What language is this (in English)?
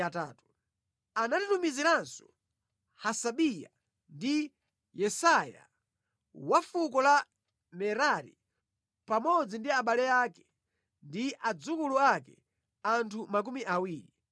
Nyanja